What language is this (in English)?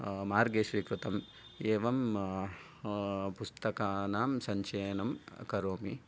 Sanskrit